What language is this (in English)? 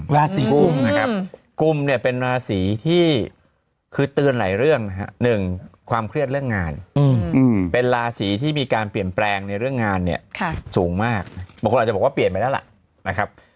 Thai